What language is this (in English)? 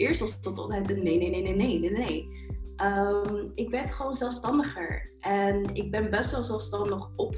Dutch